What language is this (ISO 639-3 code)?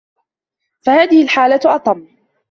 ara